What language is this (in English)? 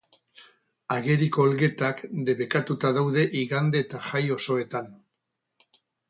Basque